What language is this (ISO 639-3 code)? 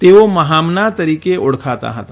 guj